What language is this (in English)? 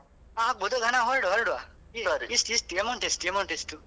Kannada